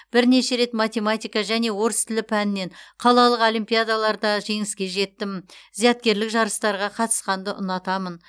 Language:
Kazakh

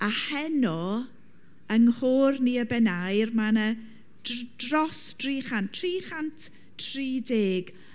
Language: Welsh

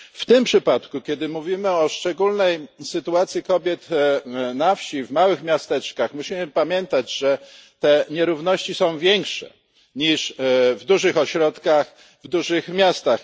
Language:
Polish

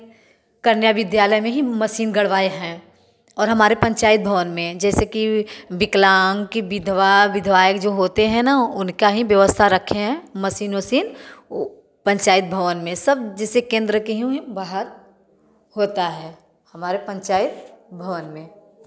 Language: Hindi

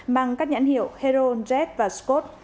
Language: Vietnamese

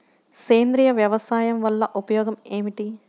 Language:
Telugu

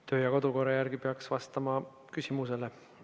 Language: Estonian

